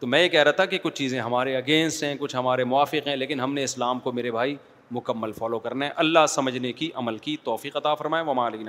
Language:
Urdu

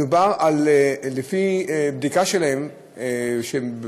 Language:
Hebrew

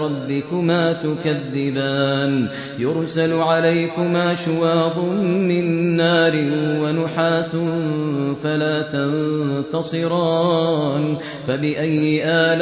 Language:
Arabic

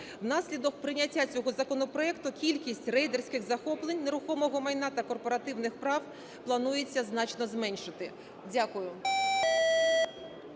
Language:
Ukrainian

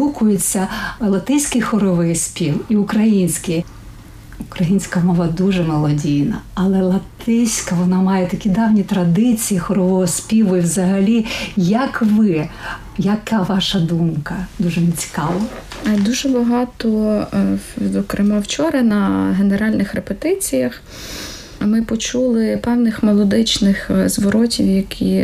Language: Ukrainian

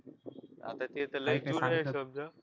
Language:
Marathi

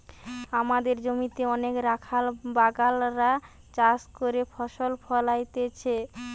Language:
Bangla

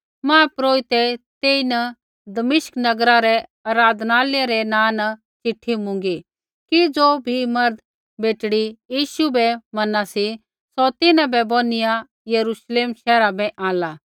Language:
Kullu Pahari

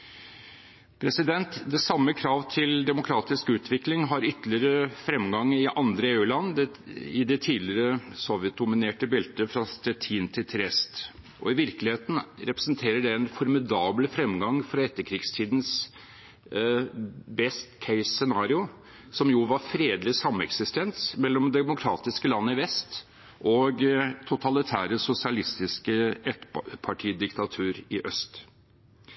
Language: Norwegian Bokmål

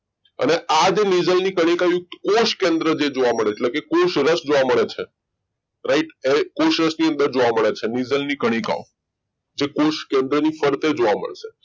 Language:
Gujarati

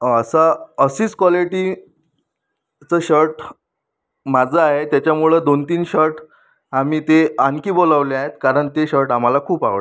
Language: Marathi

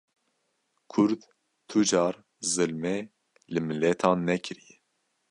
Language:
Kurdish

